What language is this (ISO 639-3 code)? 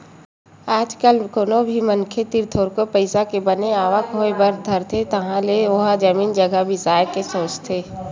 hne